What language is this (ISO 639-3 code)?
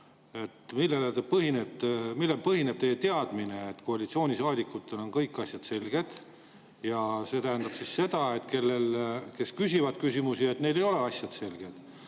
est